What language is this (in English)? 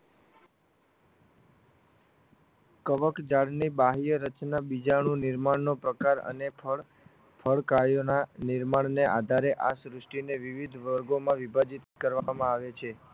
Gujarati